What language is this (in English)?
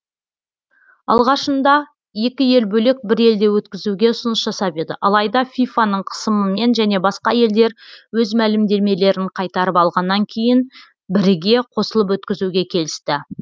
Kazakh